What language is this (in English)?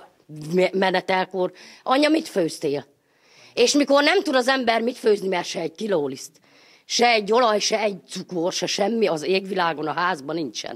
Hungarian